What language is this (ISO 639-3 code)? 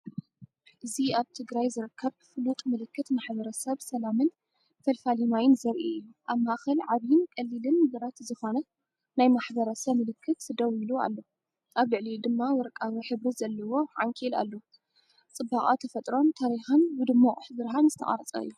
tir